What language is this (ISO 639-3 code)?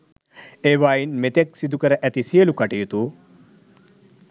sin